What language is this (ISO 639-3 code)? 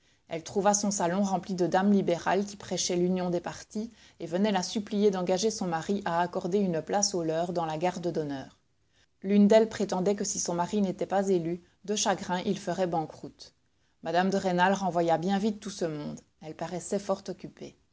fra